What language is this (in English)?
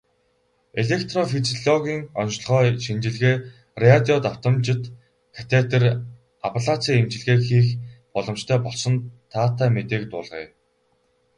Mongolian